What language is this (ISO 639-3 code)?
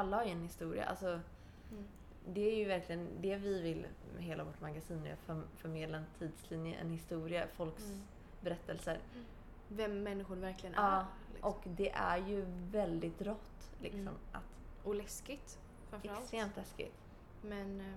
swe